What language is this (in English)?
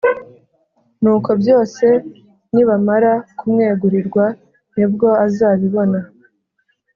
Kinyarwanda